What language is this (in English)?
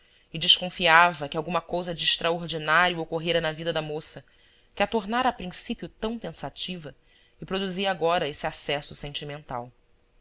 Portuguese